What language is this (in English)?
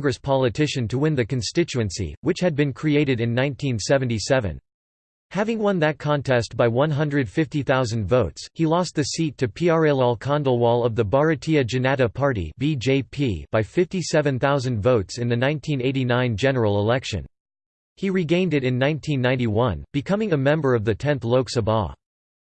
English